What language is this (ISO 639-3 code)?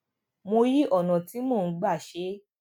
yor